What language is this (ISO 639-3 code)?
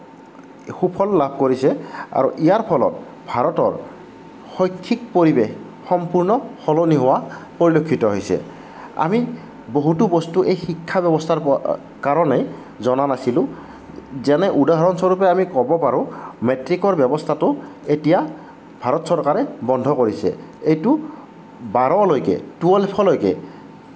asm